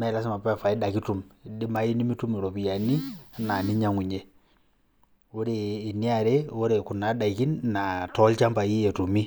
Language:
Masai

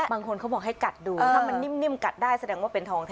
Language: Thai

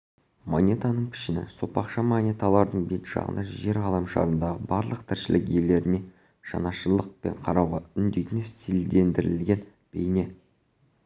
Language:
Kazakh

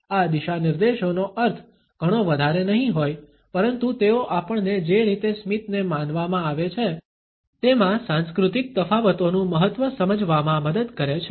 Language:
Gujarati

